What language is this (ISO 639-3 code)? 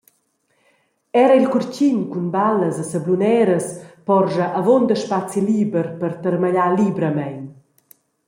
roh